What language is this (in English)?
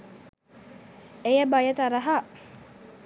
Sinhala